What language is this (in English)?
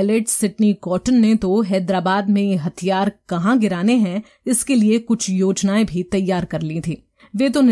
Hindi